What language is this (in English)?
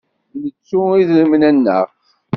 Kabyle